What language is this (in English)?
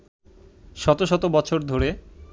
Bangla